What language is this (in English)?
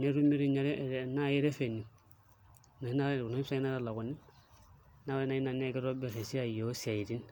Masai